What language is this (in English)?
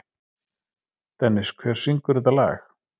Icelandic